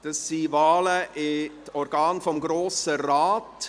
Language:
Swiss German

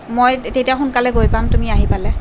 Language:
Assamese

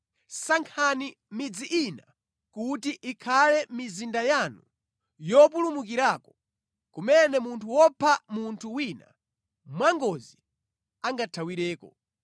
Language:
Nyanja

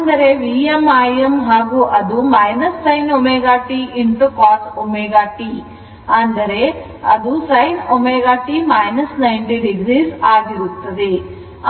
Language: Kannada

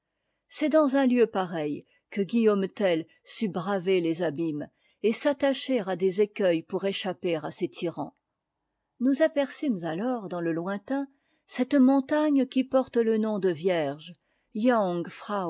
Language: French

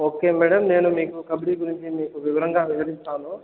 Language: Telugu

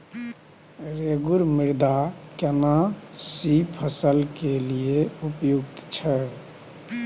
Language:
Maithili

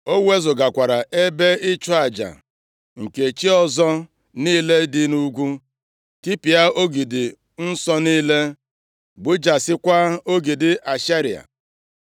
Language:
Igbo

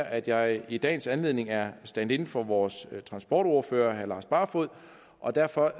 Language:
Danish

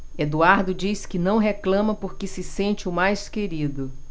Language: Portuguese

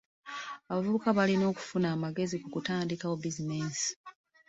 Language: Ganda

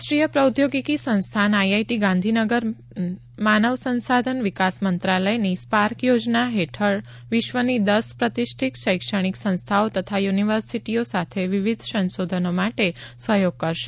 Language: Gujarati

